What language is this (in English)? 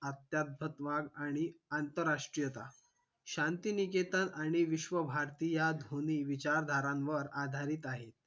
Marathi